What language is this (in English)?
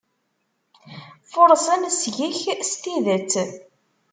Kabyle